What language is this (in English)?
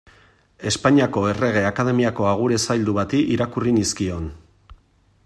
Basque